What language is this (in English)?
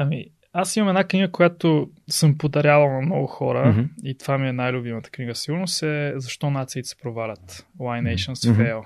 Bulgarian